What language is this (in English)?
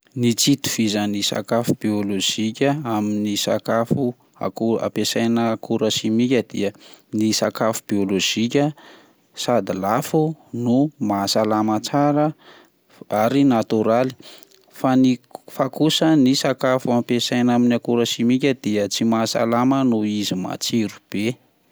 Malagasy